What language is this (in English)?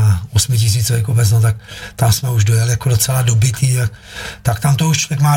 Czech